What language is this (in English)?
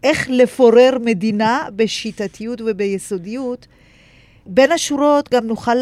Hebrew